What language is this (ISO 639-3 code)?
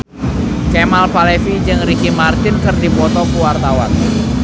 sun